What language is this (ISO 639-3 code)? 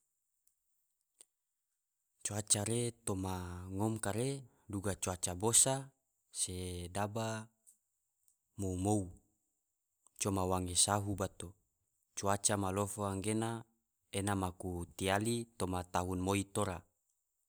tvo